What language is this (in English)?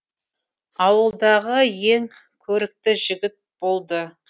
Kazakh